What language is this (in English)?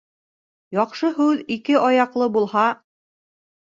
Bashkir